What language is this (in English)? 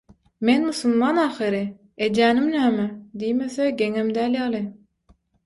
Turkmen